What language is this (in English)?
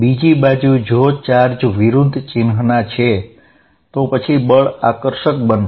Gujarati